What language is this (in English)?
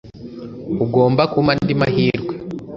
Kinyarwanda